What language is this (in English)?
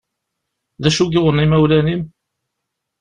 Kabyle